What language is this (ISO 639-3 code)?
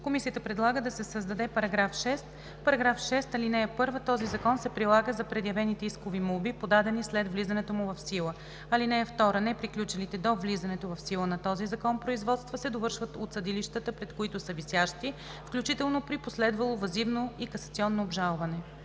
bul